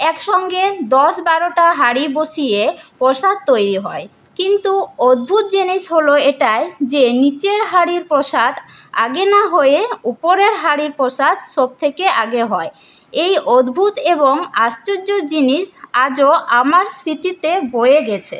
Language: Bangla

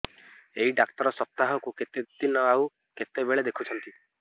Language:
Odia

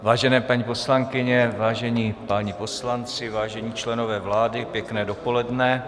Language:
Czech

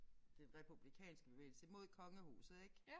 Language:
Danish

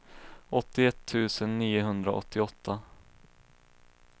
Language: Swedish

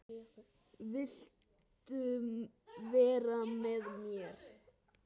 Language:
Icelandic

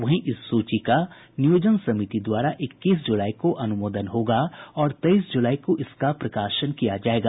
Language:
Hindi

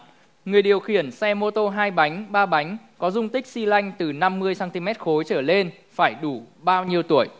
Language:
Vietnamese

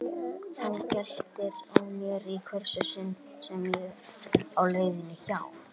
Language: Icelandic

